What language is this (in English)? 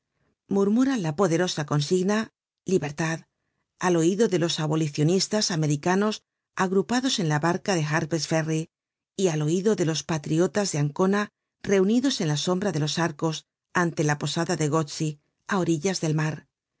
Spanish